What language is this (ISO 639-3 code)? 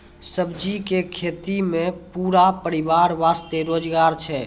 mai